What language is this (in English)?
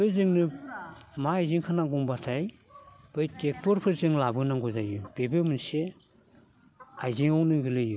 Bodo